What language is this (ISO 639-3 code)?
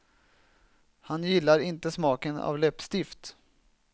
swe